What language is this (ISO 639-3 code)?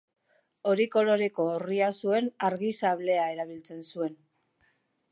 eus